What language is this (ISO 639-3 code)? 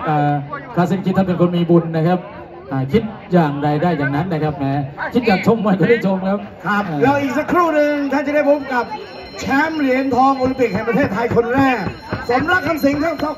tha